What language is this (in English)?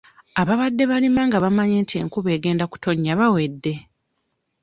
Ganda